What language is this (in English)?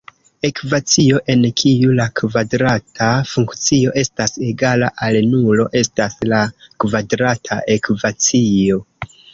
Esperanto